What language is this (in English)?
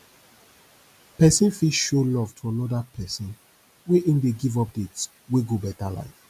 Nigerian Pidgin